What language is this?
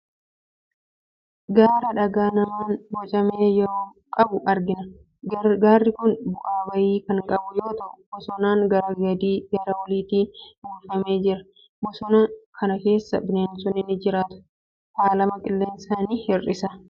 Oromo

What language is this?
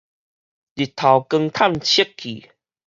Min Nan Chinese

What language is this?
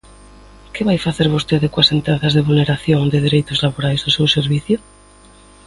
Galician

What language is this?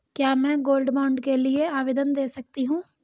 Hindi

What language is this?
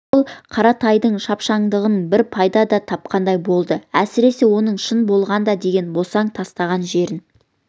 Kazakh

